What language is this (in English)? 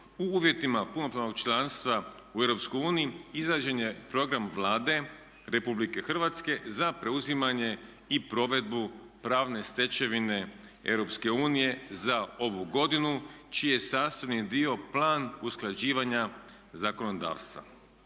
Croatian